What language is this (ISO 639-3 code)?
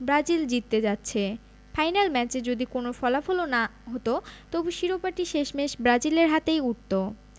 ben